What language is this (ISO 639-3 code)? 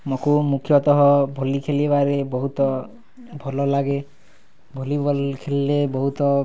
ori